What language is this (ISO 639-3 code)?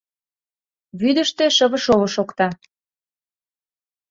chm